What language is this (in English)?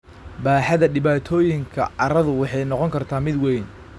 Somali